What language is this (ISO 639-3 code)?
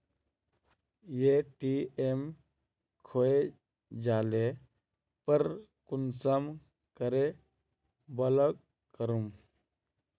mag